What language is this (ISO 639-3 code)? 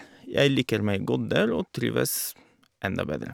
nor